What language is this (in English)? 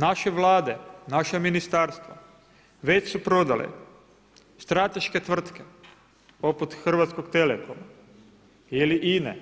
Croatian